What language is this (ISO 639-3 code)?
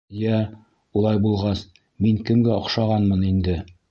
bak